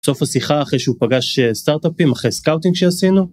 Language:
Hebrew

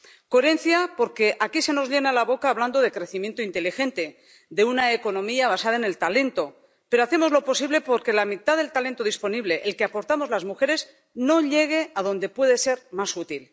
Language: Spanish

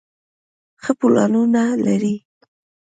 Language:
Pashto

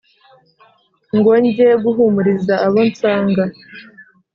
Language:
Kinyarwanda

